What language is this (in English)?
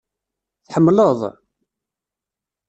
Kabyle